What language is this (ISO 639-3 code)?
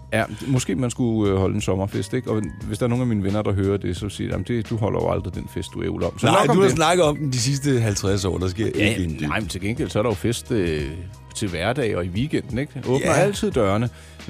dan